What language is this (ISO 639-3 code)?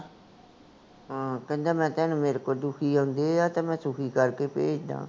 pan